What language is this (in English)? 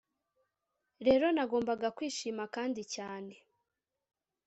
Kinyarwanda